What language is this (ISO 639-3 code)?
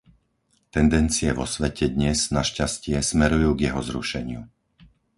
slk